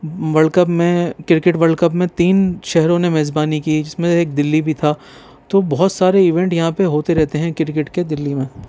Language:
Urdu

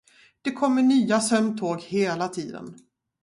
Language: Swedish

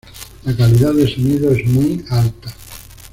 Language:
Spanish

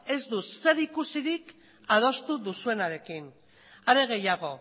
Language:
Basque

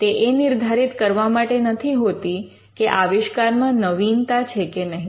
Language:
Gujarati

